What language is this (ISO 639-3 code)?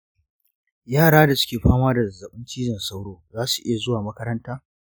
hau